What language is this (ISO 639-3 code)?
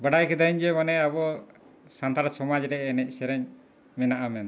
sat